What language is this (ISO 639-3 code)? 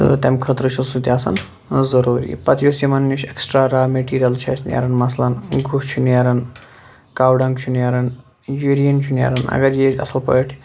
kas